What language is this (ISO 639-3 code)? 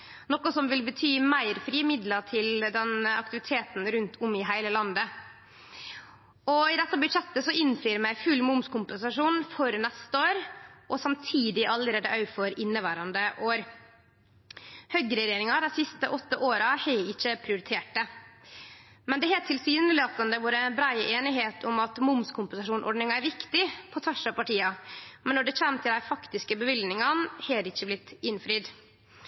nno